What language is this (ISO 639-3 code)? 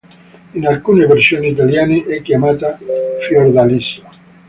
ita